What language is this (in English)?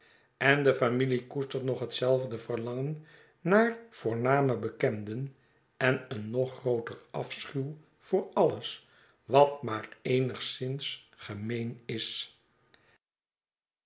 Dutch